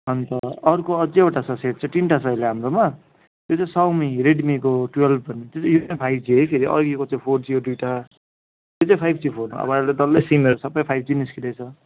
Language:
Nepali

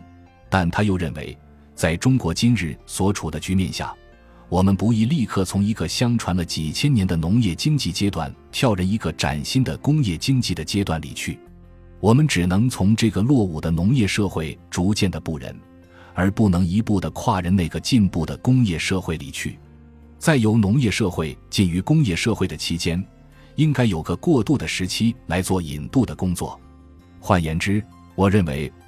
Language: Chinese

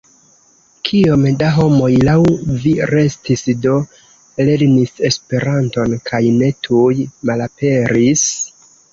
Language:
Esperanto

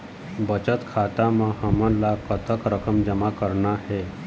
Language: Chhattisgarhi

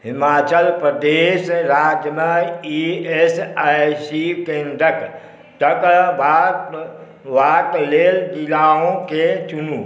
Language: Maithili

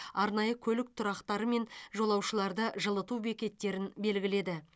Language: Kazakh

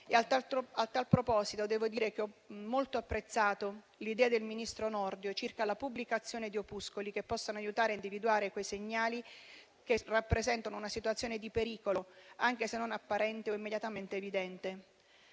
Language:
Italian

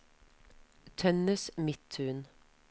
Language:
Norwegian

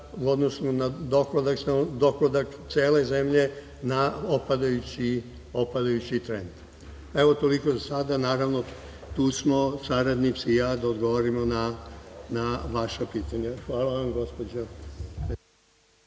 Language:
Serbian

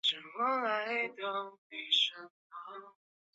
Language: Chinese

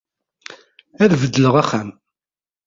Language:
Kabyle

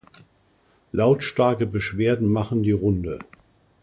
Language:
German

